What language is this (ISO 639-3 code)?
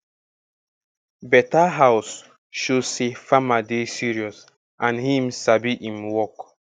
pcm